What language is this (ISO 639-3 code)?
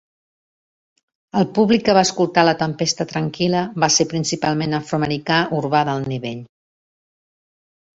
cat